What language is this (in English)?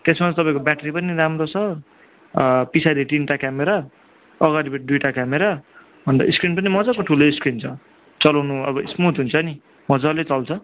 Nepali